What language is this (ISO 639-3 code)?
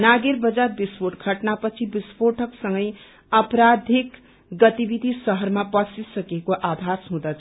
nep